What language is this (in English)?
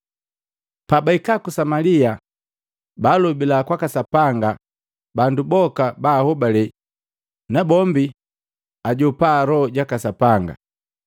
Matengo